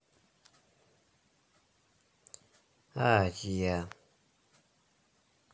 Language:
Russian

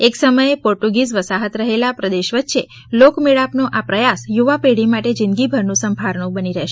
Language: Gujarati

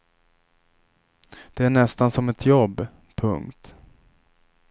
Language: Swedish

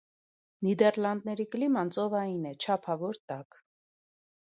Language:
Armenian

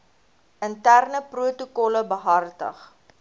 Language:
Afrikaans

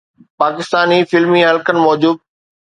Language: Sindhi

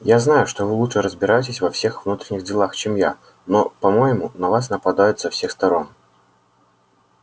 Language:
Russian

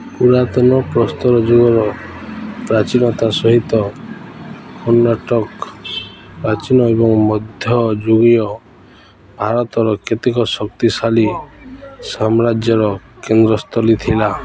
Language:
Odia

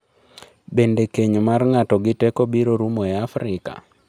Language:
Luo (Kenya and Tanzania)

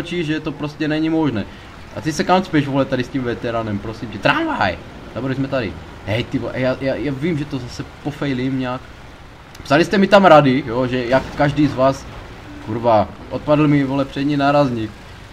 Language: Czech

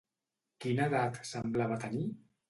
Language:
Catalan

